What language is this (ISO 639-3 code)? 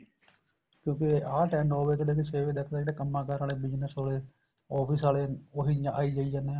pan